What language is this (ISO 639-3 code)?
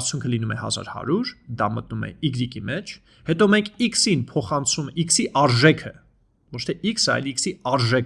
eng